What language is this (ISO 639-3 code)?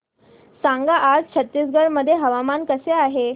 mar